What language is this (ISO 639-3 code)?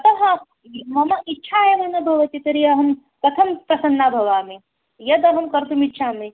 san